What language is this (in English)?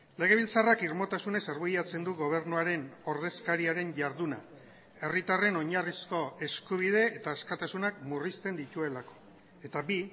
Basque